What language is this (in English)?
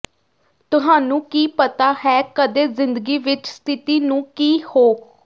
Punjabi